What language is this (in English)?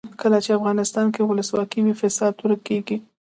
Pashto